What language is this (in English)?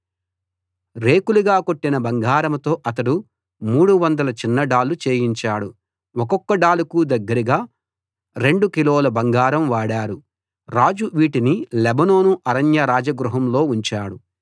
Telugu